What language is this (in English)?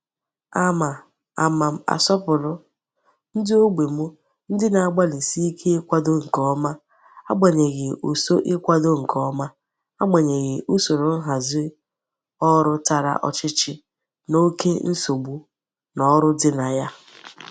Igbo